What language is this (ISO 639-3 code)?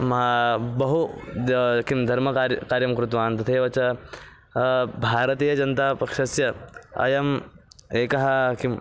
san